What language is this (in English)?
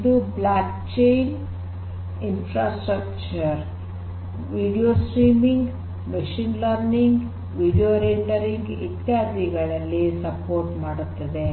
Kannada